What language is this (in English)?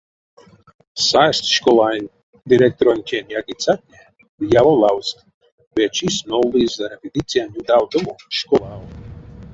Erzya